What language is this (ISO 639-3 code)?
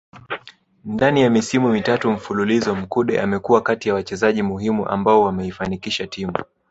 swa